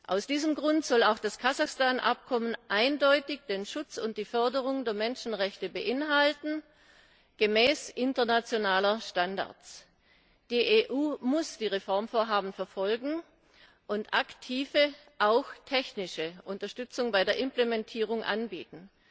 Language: German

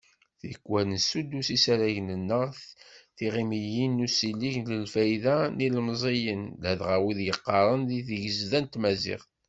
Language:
Kabyle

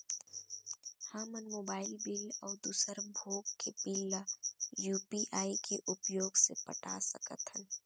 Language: Chhattisgarhi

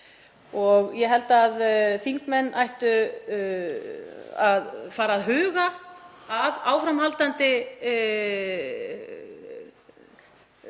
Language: Icelandic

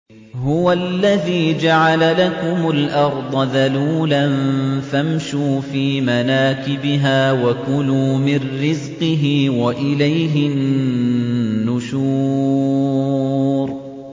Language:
Arabic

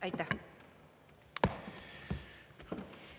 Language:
Estonian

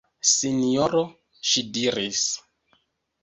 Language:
Esperanto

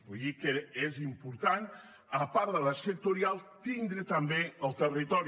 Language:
Catalan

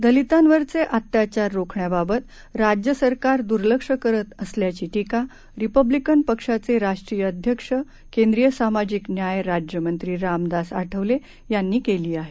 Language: Marathi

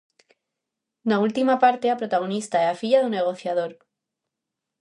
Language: Galician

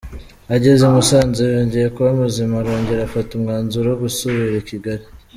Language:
Kinyarwanda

